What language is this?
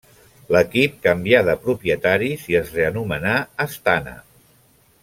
Catalan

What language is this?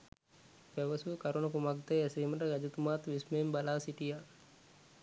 Sinhala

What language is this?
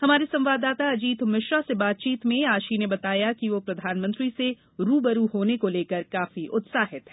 Hindi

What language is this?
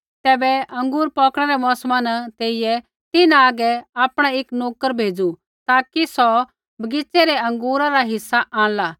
Kullu Pahari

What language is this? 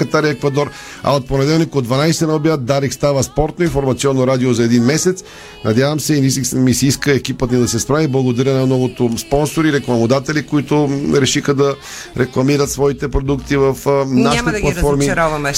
Bulgarian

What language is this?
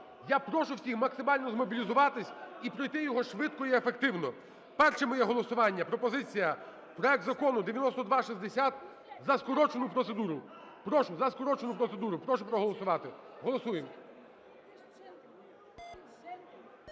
Ukrainian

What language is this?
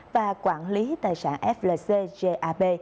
Vietnamese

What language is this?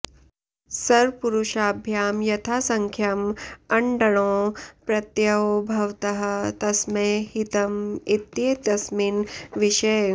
Sanskrit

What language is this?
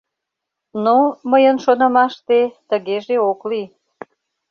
Mari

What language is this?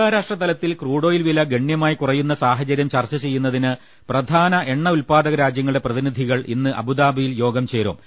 Malayalam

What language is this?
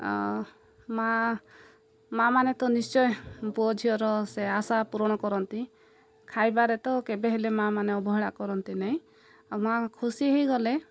Odia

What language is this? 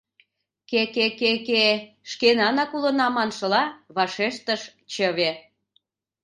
Mari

